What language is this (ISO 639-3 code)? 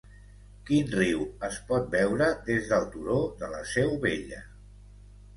cat